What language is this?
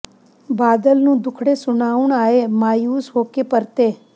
Punjabi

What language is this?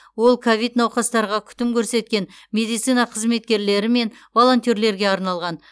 Kazakh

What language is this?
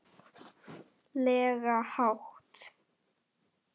Icelandic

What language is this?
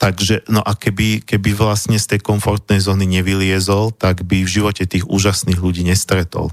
Slovak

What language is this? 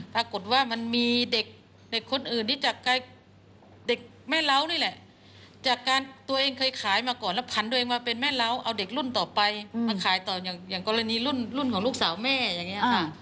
Thai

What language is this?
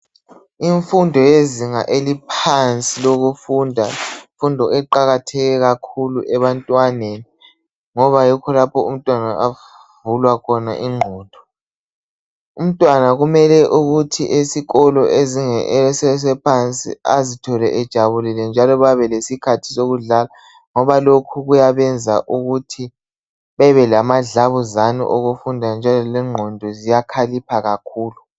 North Ndebele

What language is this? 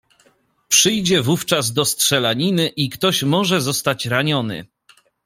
Polish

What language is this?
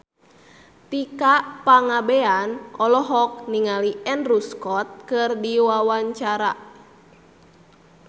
Sundanese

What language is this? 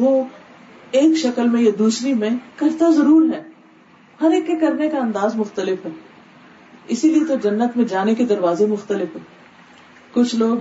Urdu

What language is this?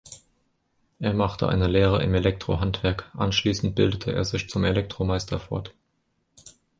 German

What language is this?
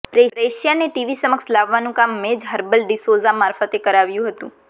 Gujarati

